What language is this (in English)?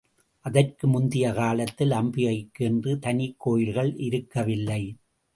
Tamil